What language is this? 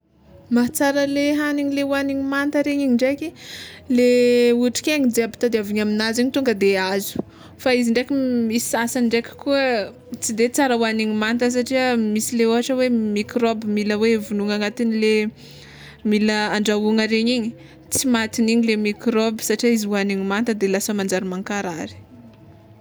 Tsimihety Malagasy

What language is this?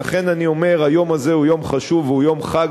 Hebrew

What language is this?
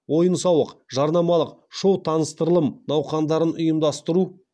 Kazakh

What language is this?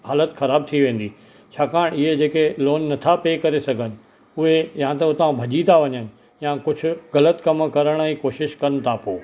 Sindhi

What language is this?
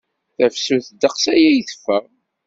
Kabyle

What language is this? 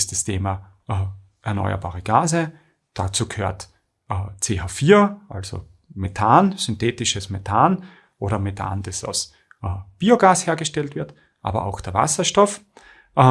German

